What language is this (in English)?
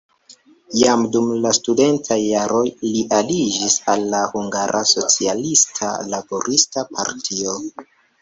Esperanto